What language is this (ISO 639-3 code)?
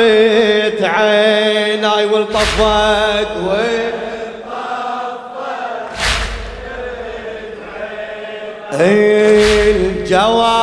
ara